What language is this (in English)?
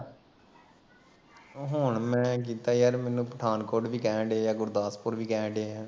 Punjabi